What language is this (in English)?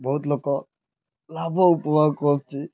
Odia